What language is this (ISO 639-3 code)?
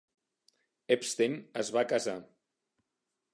cat